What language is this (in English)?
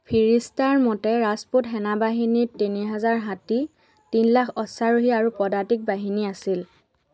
Assamese